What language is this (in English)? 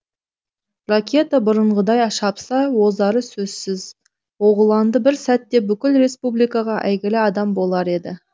Kazakh